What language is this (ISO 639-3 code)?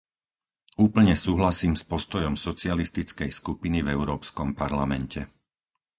slk